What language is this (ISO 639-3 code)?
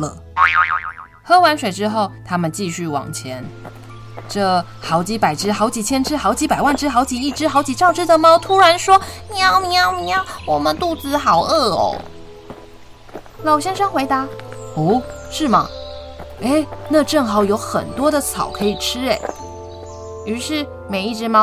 zho